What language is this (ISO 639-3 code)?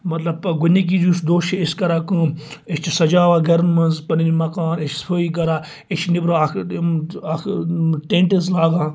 kas